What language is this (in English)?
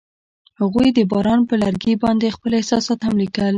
Pashto